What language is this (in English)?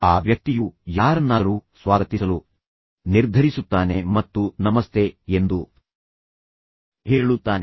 Kannada